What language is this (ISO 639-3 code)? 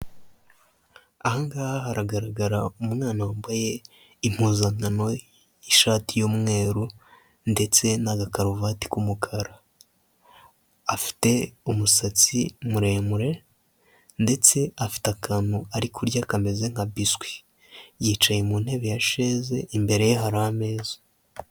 kin